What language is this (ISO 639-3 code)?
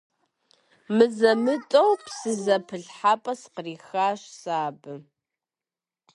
kbd